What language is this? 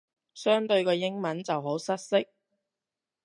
Cantonese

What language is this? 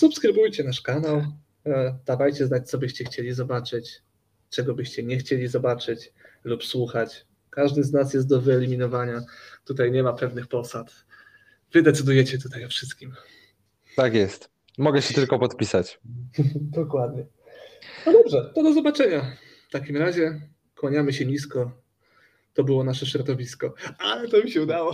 Polish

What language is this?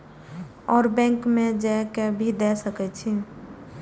Maithili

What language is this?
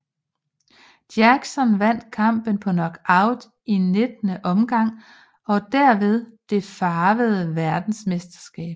Danish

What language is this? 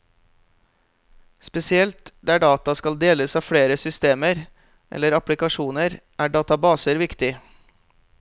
Norwegian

